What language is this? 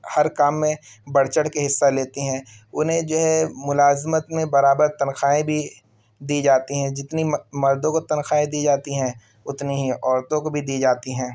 Urdu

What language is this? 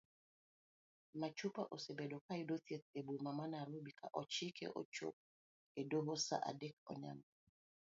Luo (Kenya and Tanzania)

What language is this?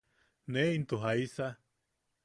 Yaqui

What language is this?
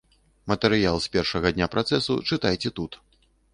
Belarusian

